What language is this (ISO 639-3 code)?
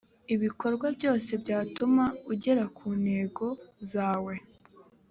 kin